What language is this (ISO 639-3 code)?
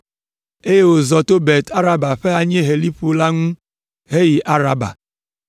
ewe